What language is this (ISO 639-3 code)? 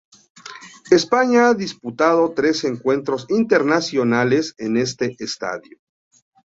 spa